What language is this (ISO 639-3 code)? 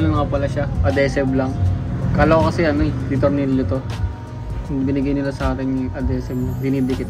fil